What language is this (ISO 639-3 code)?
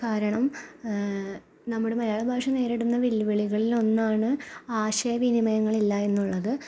mal